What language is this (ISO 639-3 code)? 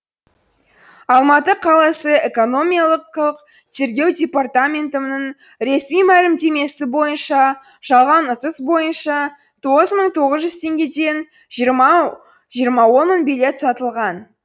kaz